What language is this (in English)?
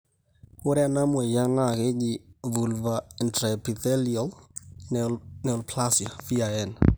Masai